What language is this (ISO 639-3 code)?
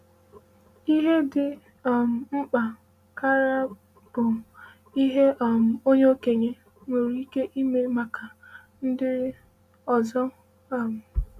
ibo